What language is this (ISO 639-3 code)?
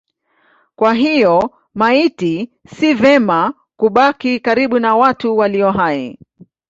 swa